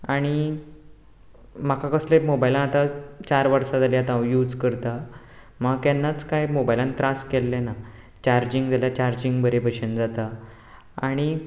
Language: Konkani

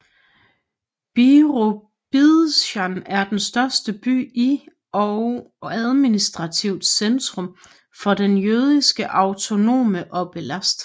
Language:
Danish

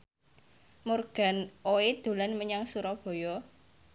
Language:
Javanese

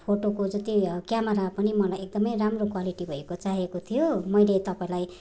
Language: Nepali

